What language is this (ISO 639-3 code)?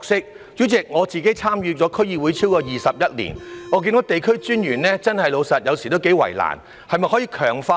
yue